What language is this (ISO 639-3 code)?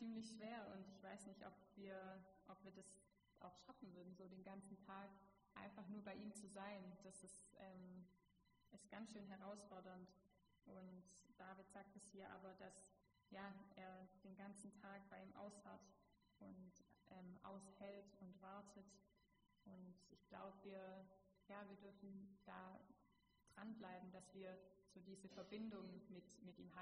deu